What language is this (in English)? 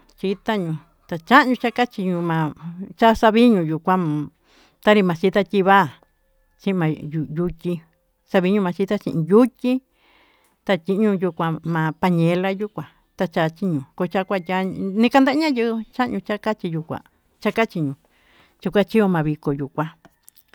Tututepec Mixtec